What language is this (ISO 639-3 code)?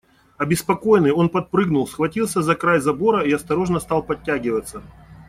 rus